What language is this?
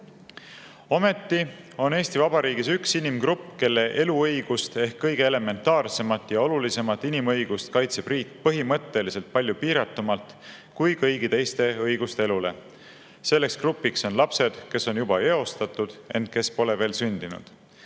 Estonian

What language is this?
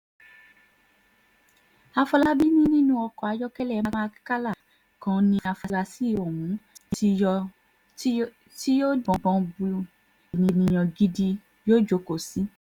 Yoruba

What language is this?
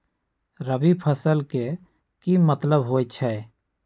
Magahi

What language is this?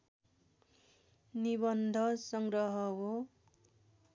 Nepali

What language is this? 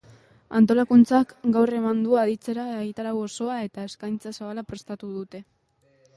Basque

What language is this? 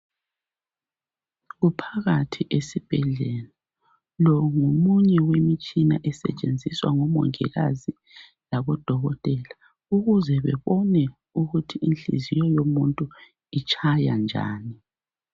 North Ndebele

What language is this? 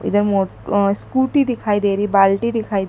Hindi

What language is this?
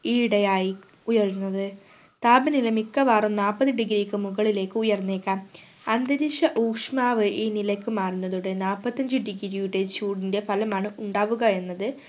Malayalam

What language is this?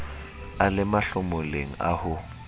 Southern Sotho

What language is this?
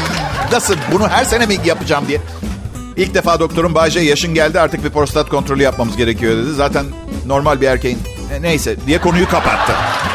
Turkish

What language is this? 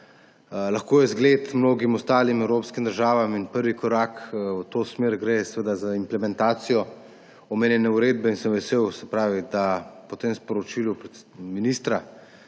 Slovenian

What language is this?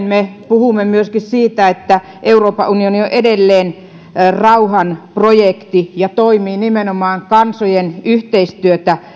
Finnish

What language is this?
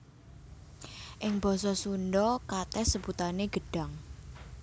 Javanese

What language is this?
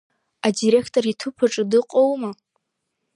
Abkhazian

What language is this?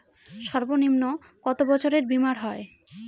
Bangla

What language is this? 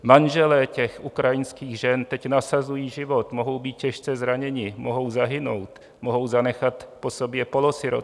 Czech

